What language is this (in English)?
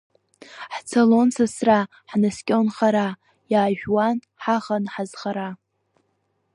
Abkhazian